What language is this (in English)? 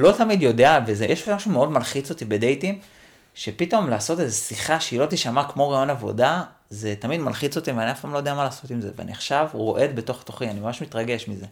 Hebrew